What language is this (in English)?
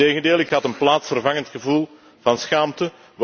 Dutch